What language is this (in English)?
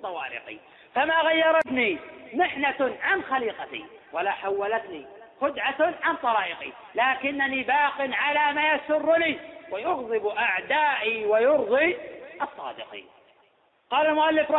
Arabic